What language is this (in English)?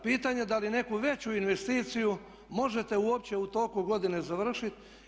Croatian